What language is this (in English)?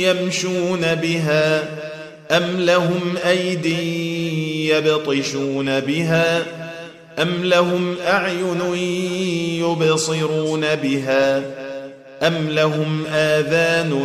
Arabic